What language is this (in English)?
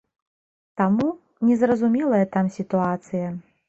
Belarusian